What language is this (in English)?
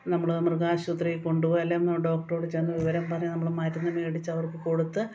Malayalam